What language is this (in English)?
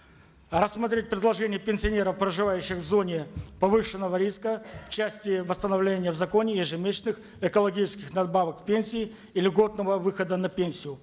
Kazakh